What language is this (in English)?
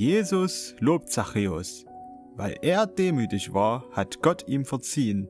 German